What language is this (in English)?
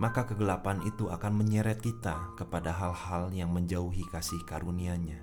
Indonesian